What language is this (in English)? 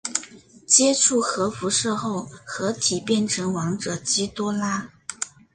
Chinese